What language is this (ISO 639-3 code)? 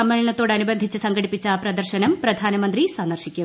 mal